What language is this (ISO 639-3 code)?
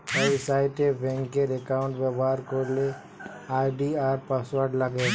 ben